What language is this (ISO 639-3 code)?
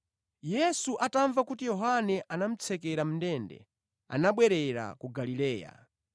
nya